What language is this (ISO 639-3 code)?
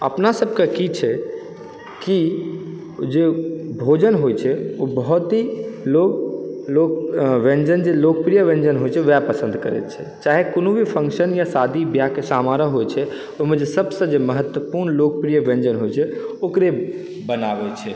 mai